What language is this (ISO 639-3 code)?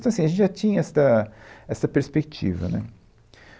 por